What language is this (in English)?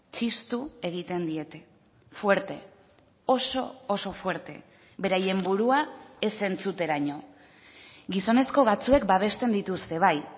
Basque